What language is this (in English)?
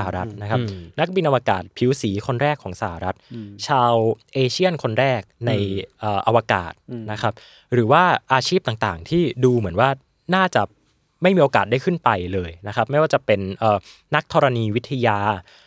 Thai